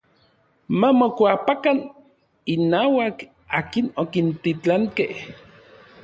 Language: Orizaba Nahuatl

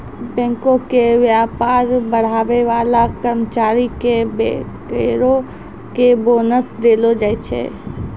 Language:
Maithili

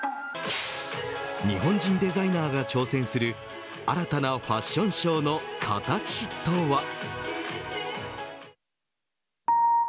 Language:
Japanese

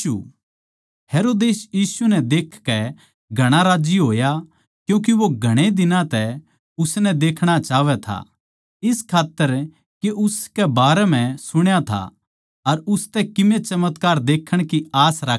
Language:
Haryanvi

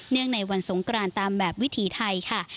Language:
Thai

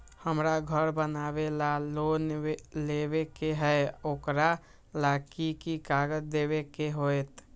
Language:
Magahi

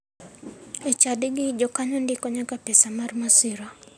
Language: Luo (Kenya and Tanzania)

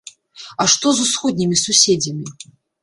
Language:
Belarusian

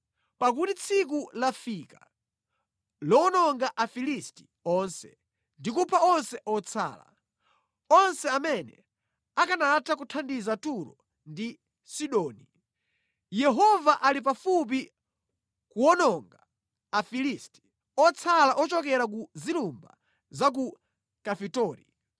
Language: Nyanja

